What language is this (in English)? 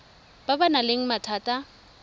Tswana